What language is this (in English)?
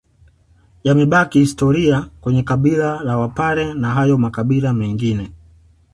Swahili